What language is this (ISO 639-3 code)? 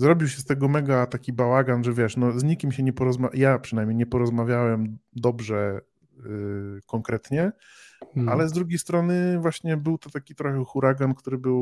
pol